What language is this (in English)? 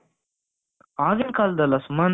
Kannada